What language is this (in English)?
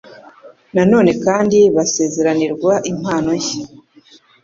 Kinyarwanda